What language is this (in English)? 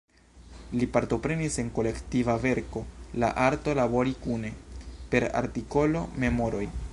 Esperanto